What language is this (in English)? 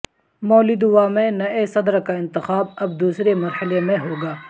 Urdu